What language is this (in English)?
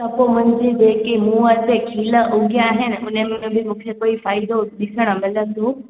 Sindhi